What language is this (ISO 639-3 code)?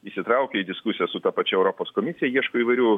lit